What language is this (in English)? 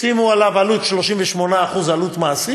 Hebrew